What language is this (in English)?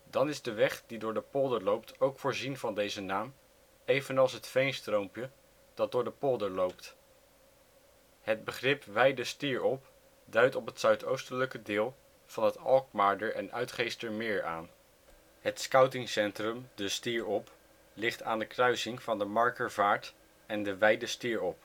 Dutch